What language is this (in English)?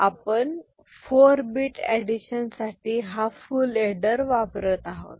Marathi